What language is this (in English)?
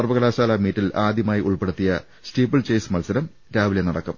Malayalam